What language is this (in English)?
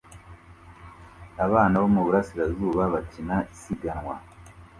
Kinyarwanda